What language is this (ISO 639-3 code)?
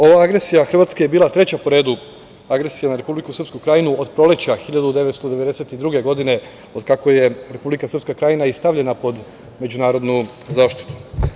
srp